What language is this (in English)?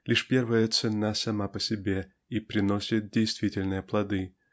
Russian